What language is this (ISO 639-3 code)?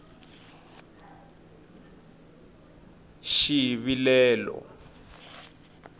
tso